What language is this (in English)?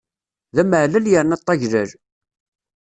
Kabyle